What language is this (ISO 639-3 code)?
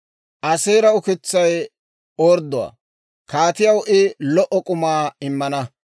dwr